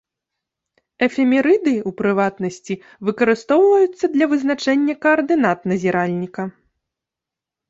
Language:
Belarusian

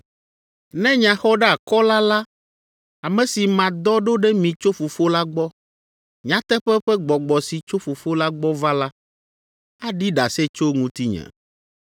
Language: Ewe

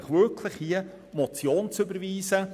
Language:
Swiss German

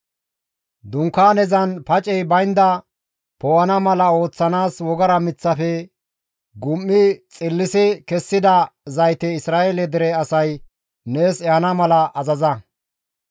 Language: Gamo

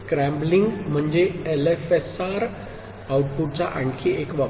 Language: Marathi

